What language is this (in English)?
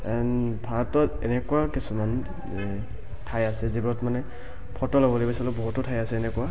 Assamese